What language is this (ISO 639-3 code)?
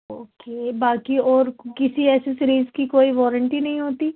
urd